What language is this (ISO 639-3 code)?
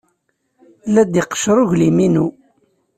kab